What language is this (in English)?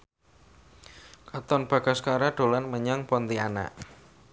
Javanese